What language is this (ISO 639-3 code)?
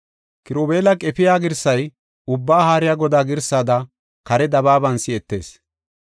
gof